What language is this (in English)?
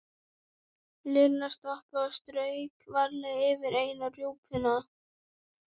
Icelandic